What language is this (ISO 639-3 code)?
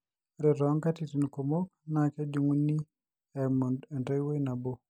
mas